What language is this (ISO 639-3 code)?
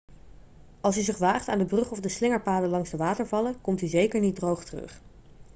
nld